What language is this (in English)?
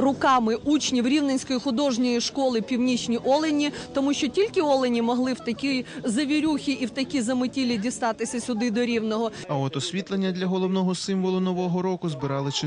Ukrainian